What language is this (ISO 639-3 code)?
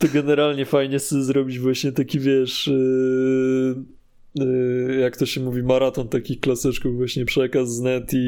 pol